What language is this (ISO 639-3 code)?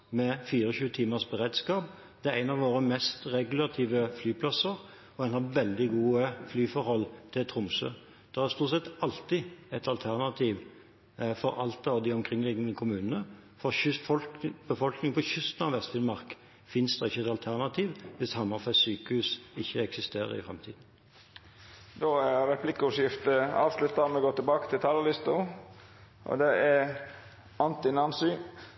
nor